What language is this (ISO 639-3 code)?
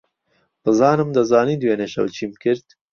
ckb